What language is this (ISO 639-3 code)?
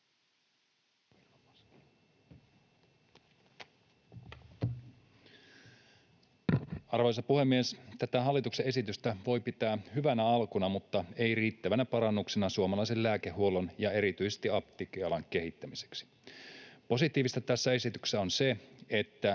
fin